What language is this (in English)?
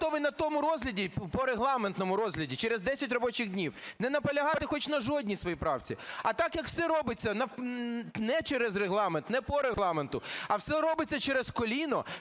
Ukrainian